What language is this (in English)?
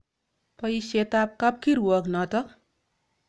Kalenjin